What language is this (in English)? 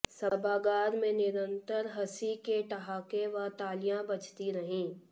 Hindi